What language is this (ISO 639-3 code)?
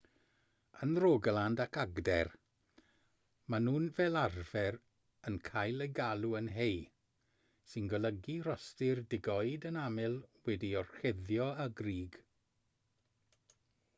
cym